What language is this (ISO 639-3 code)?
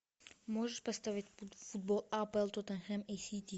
rus